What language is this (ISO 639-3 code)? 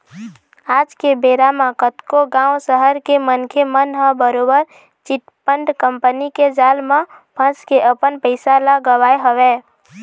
hne